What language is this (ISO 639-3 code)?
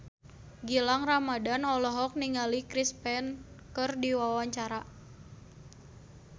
sun